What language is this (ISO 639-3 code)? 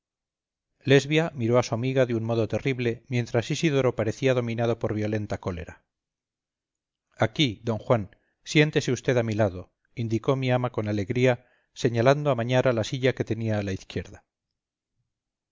spa